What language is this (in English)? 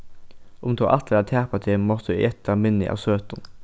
Faroese